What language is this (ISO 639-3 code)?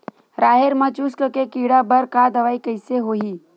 hne